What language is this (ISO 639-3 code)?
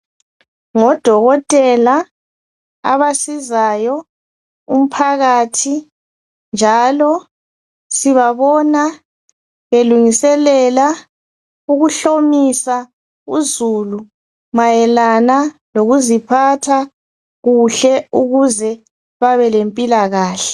nde